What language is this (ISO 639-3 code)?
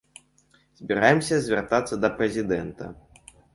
bel